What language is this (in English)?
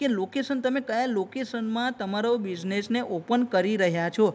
Gujarati